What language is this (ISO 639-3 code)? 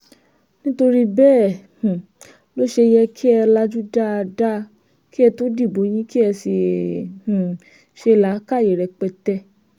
yor